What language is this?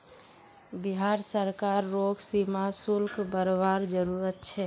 Magahi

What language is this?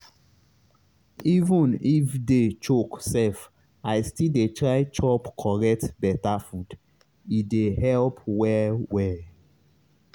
Nigerian Pidgin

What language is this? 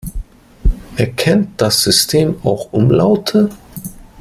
German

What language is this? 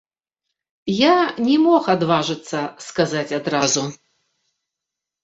Belarusian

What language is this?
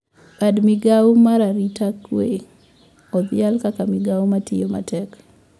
Luo (Kenya and Tanzania)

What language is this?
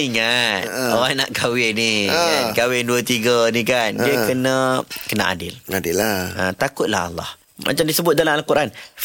Malay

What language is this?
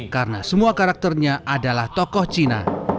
Indonesian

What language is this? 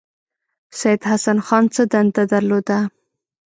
Pashto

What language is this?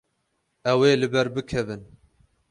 Kurdish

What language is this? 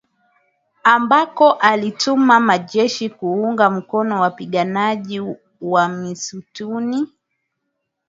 Swahili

